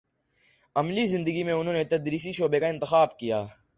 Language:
Urdu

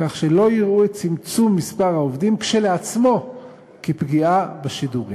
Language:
Hebrew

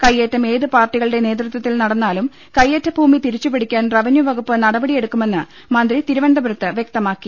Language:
Malayalam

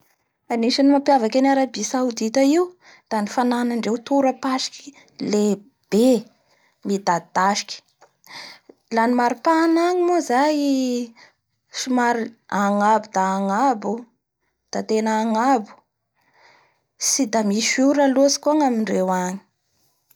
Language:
Bara Malagasy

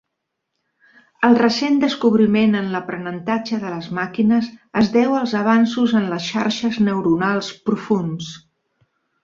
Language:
Catalan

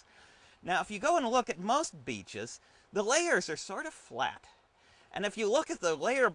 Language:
English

